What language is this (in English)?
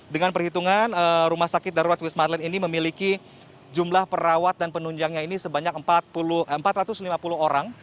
Indonesian